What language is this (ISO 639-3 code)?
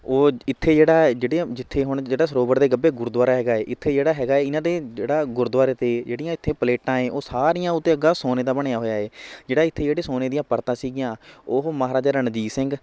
pan